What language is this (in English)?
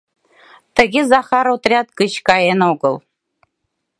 Mari